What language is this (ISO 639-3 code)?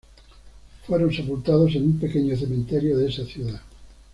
spa